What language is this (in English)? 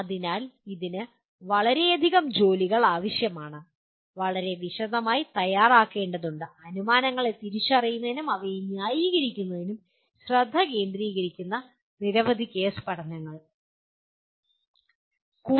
Malayalam